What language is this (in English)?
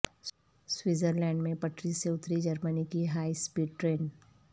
Urdu